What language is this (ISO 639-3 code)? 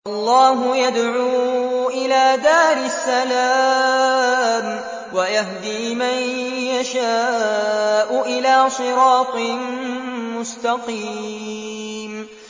ara